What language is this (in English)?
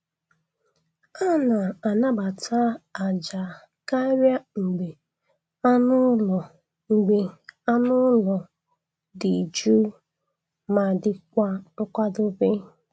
Igbo